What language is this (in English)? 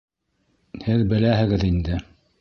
Bashkir